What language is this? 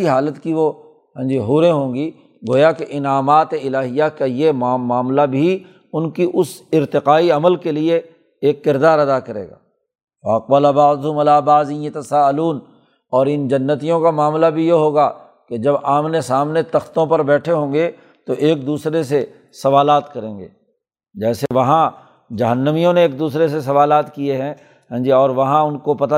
Urdu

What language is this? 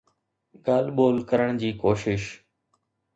Sindhi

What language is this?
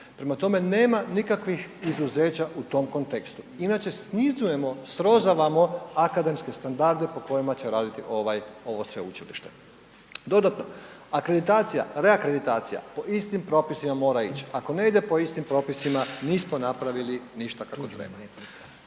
Croatian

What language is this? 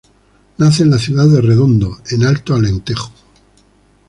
Spanish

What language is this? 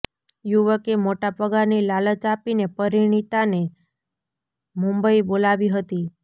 Gujarati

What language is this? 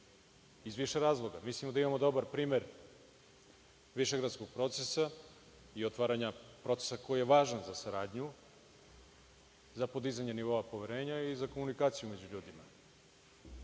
Serbian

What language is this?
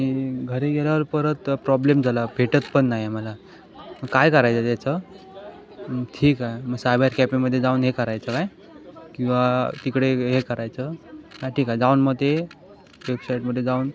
Marathi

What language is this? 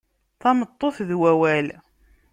Kabyle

